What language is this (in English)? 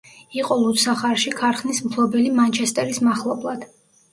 Georgian